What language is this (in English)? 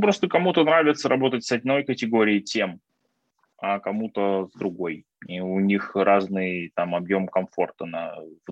Russian